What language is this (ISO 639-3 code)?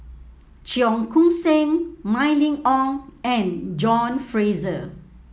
eng